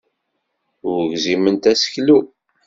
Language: Kabyle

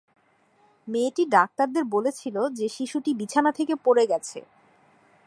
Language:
Bangla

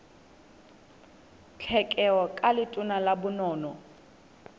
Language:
Southern Sotho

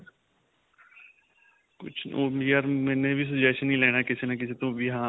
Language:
Punjabi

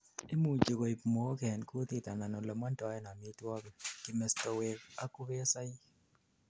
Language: Kalenjin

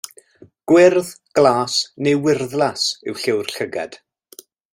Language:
Welsh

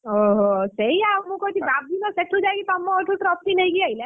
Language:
Odia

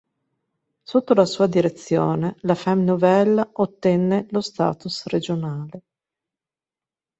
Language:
Italian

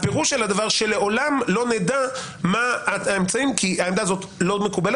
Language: Hebrew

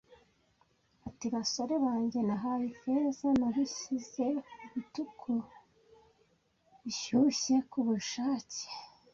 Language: Kinyarwanda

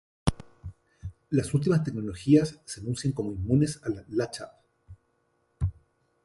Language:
Spanish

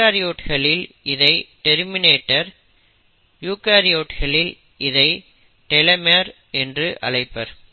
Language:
Tamil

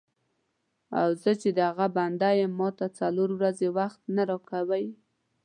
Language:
Pashto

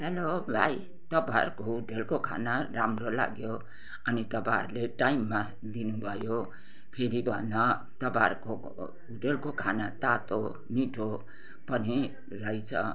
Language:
Nepali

